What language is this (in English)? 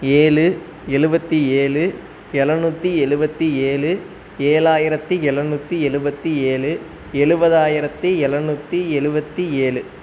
Tamil